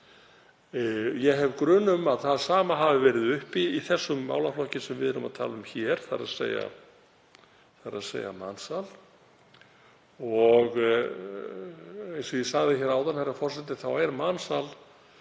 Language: Icelandic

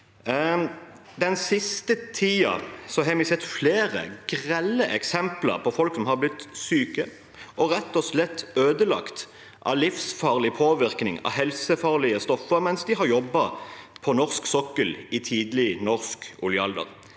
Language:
Norwegian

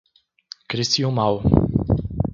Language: Portuguese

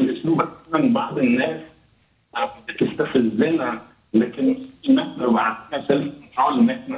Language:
Arabic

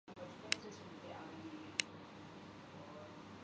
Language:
Urdu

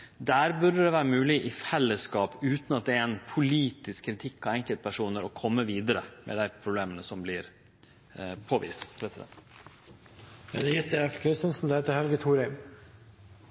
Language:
Norwegian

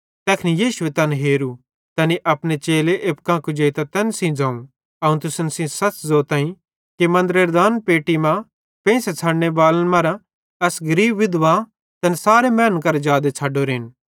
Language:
Bhadrawahi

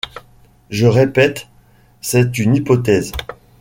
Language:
French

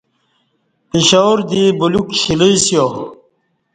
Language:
Kati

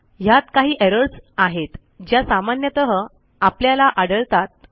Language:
Marathi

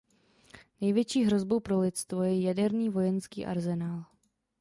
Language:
Czech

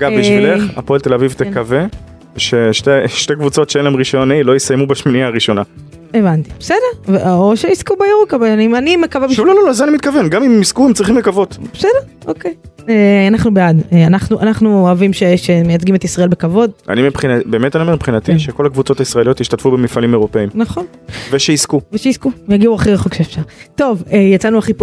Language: Hebrew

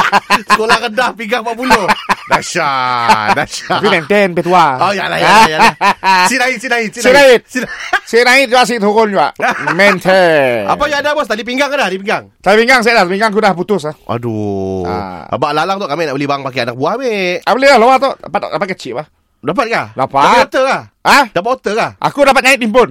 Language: Malay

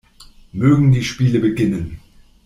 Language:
German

